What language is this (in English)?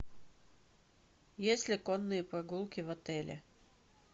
Russian